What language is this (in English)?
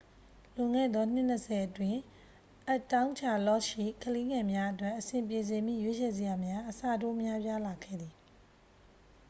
Burmese